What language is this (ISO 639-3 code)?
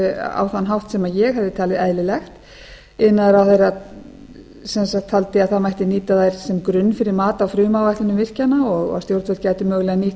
isl